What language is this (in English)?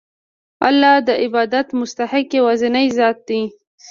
Pashto